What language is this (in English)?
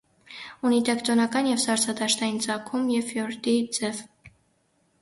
Armenian